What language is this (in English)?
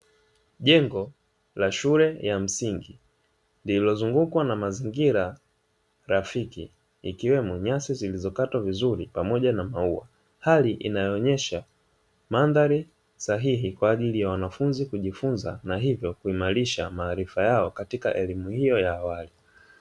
Swahili